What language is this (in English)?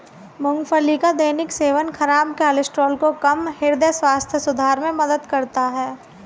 Hindi